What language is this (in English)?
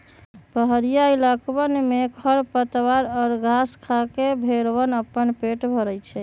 Magahi